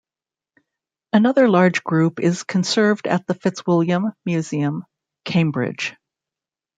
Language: English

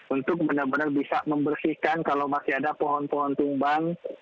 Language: Indonesian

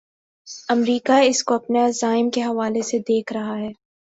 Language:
Urdu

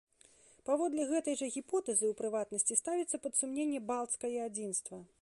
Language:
Belarusian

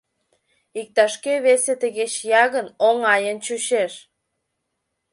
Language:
Mari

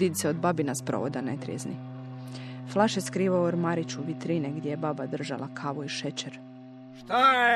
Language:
Croatian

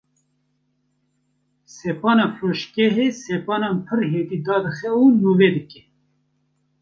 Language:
Kurdish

